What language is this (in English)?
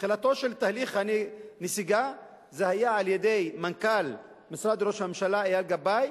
Hebrew